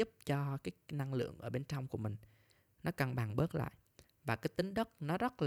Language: Vietnamese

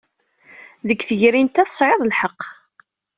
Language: Kabyle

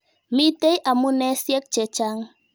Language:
Kalenjin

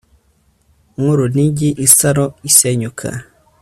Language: Kinyarwanda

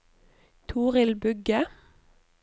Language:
Norwegian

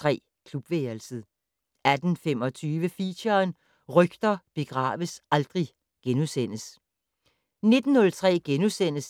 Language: Danish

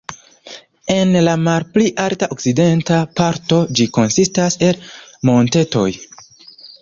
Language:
Esperanto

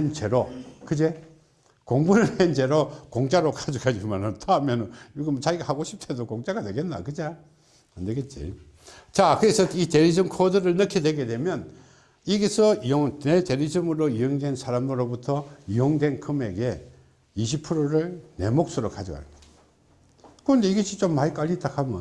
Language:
Korean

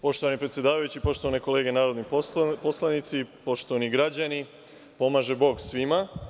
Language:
Serbian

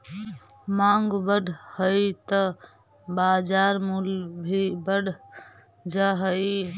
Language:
Magahi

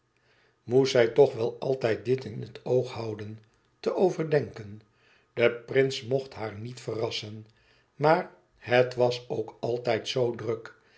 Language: Dutch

